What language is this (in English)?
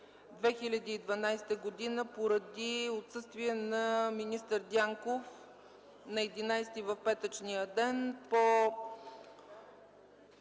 Bulgarian